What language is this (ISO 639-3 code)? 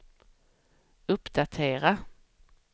swe